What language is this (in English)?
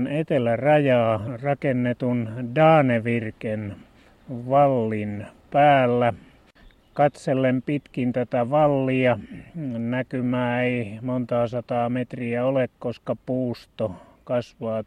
Finnish